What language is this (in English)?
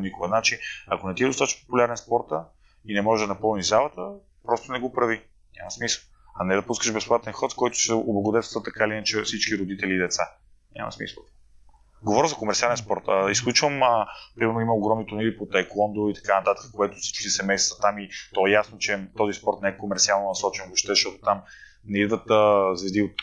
Bulgarian